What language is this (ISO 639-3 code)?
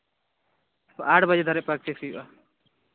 sat